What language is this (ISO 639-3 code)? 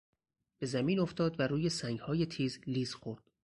fas